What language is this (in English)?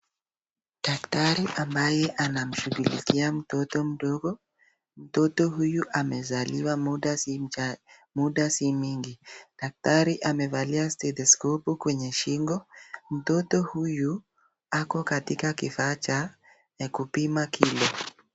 Swahili